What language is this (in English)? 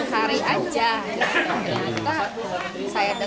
Indonesian